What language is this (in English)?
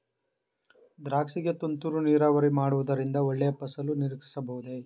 Kannada